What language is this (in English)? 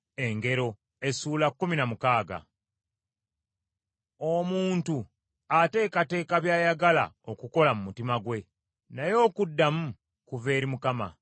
Ganda